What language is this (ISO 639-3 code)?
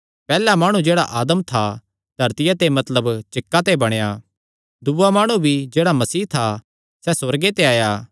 xnr